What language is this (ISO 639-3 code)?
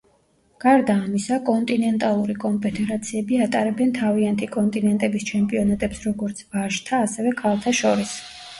kat